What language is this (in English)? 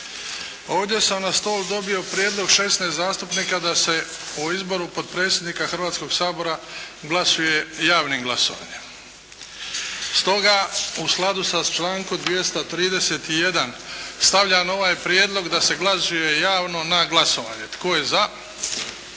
Croatian